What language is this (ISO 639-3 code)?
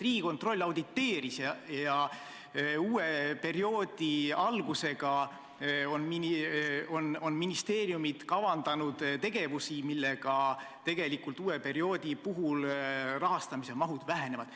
est